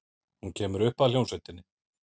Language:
Icelandic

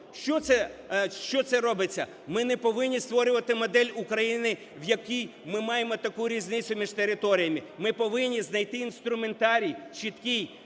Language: Ukrainian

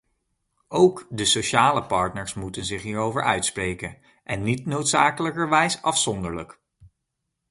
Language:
Dutch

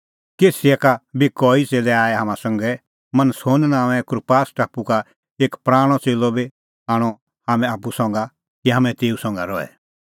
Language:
Kullu Pahari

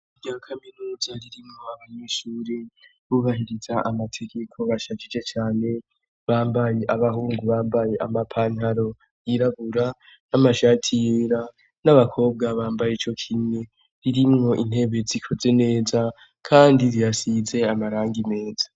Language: Rundi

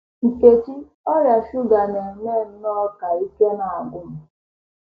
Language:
Igbo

